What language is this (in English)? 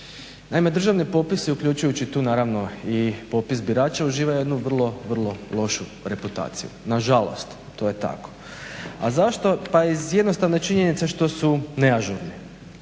Croatian